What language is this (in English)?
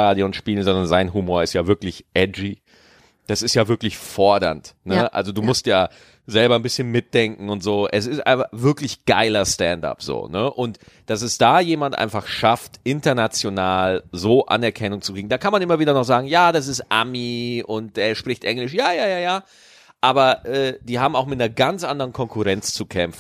German